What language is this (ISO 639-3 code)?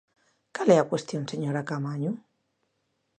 glg